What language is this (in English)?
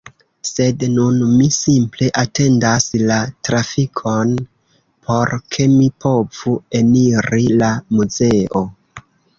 Esperanto